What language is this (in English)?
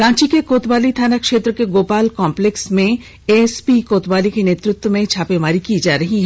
Hindi